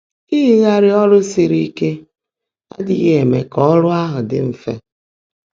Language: Igbo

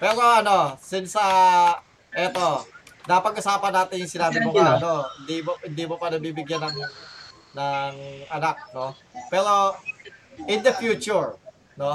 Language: Filipino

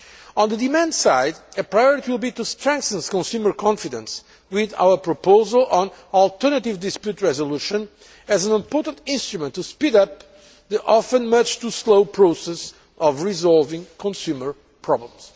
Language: English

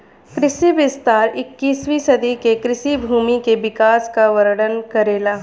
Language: Bhojpuri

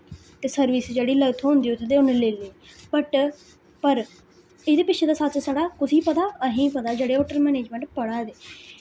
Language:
Dogri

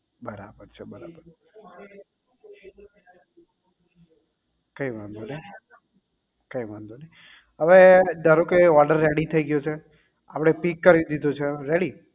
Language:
Gujarati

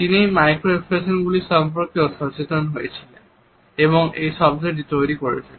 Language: Bangla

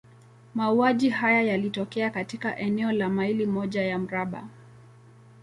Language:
Swahili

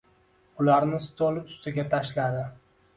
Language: Uzbek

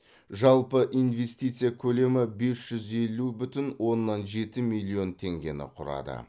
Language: Kazakh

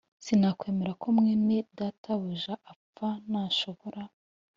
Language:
Kinyarwanda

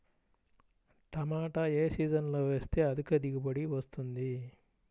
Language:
Telugu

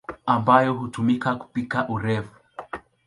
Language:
Swahili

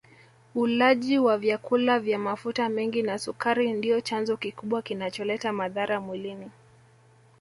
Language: Swahili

